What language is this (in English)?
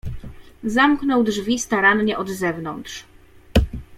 Polish